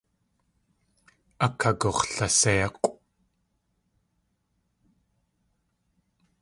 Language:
Tlingit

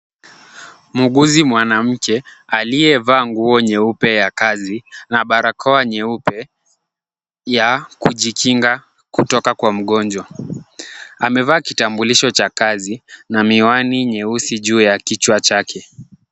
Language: Swahili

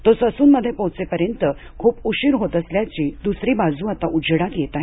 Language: Marathi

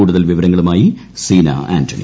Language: Malayalam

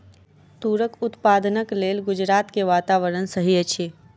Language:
Maithili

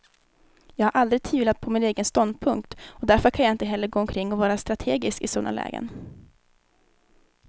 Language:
Swedish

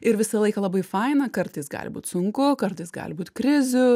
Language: Lithuanian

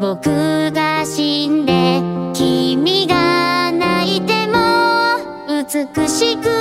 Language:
Japanese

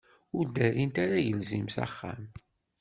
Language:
Kabyle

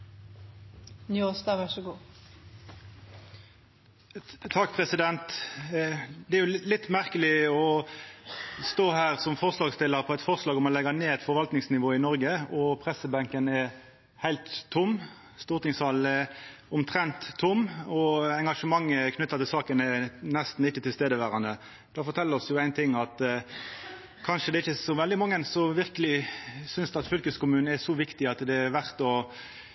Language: Norwegian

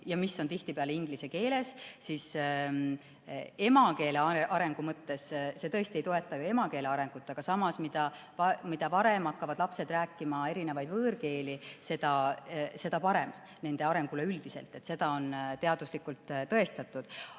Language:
Estonian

